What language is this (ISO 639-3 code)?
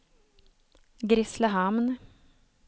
swe